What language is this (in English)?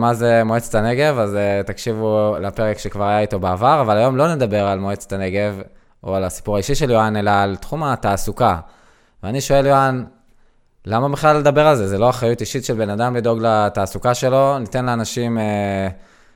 Hebrew